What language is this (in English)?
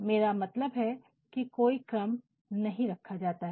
Hindi